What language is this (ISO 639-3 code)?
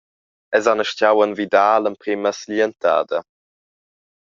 roh